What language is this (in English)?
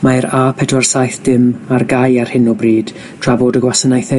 Welsh